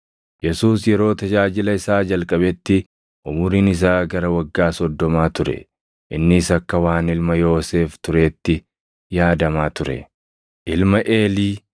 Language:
Oromo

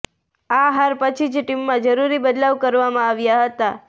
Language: Gujarati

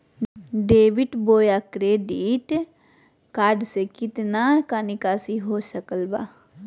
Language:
Magahi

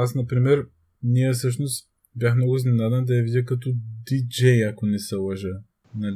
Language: Bulgarian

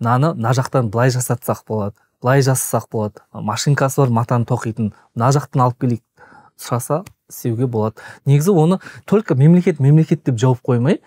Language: Turkish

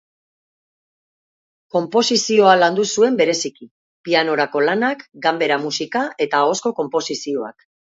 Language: Basque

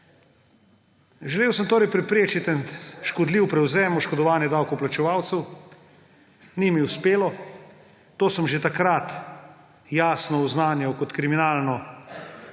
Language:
Slovenian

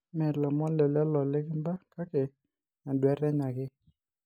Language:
Masai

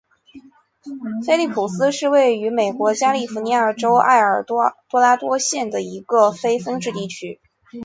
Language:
Chinese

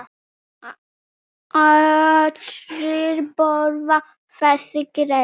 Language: Icelandic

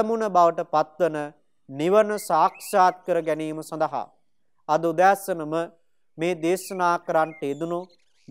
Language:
Romanian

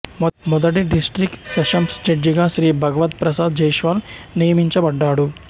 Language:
Telugu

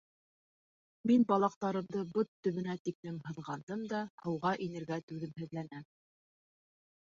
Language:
Bashkir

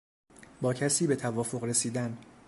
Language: Persian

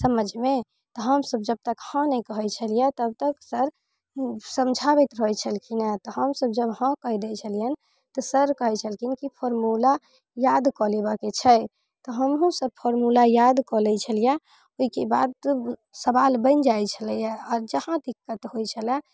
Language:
Maithili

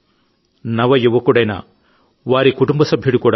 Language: Telugu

